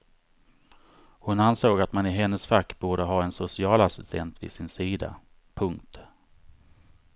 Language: Swedish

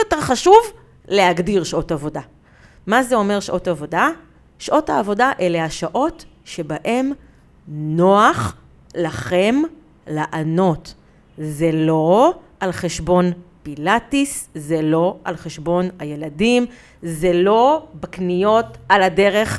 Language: Hebrew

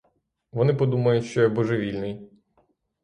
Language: Ukrainian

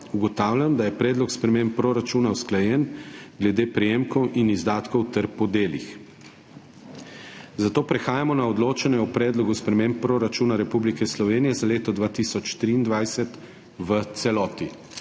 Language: Slovenian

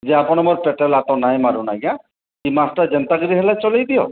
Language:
Odia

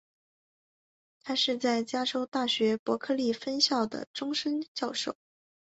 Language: Chinese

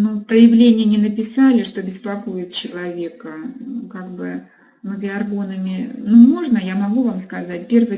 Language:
Russian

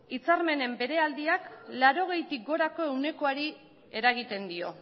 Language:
Basque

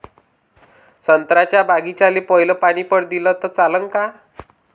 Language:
Marathi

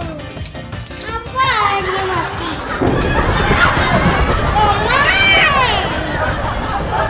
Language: Indonesian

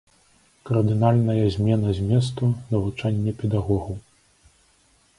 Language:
Belarusian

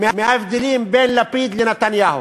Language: Hebrew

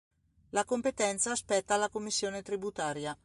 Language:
Italian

